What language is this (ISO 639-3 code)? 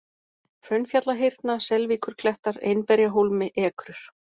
isl